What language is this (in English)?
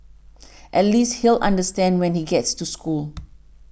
English